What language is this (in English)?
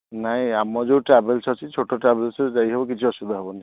Odia